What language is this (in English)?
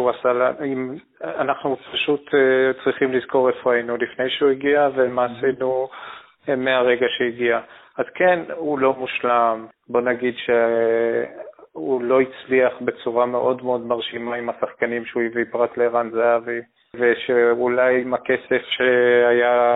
Hebrew